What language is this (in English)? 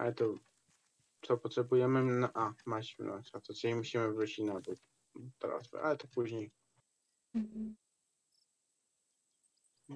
Polish